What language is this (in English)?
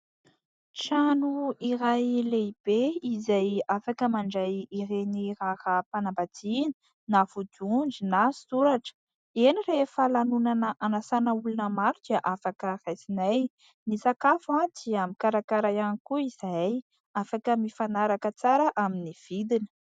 Malagasy